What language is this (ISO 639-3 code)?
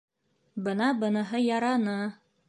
bak